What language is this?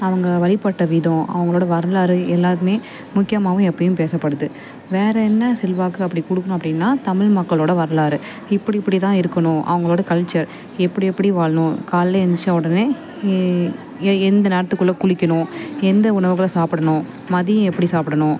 Tamil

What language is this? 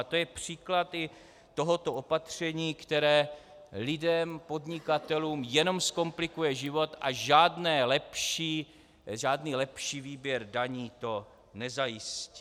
Czech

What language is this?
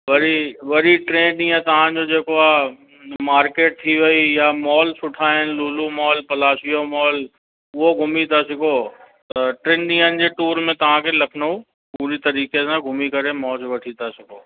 Sindhi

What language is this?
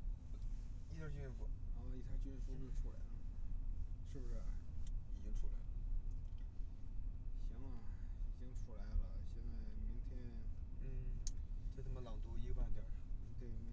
Chinese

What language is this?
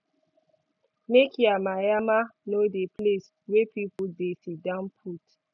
Nigerian Pidgin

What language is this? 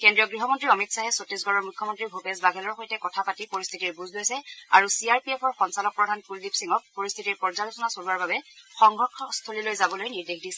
Assamese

